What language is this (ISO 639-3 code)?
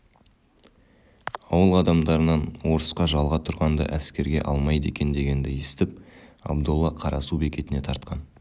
kaz